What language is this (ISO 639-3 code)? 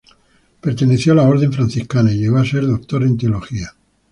spa